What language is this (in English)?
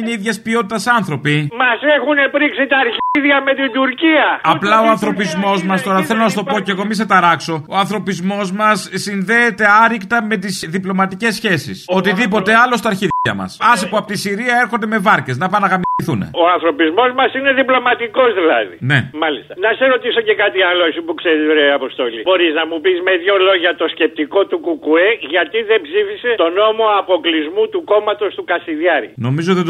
Greek